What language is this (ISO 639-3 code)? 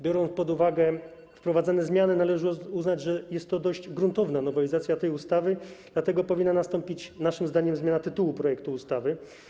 pol